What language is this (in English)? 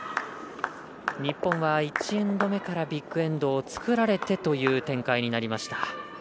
Japanese